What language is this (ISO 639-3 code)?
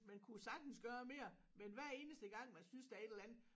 dan